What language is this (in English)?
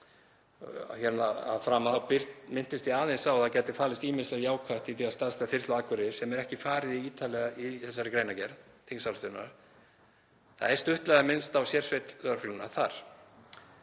Icelandic